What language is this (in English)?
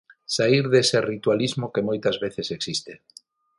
Galician